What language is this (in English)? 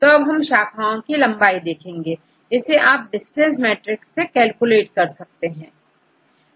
Hindi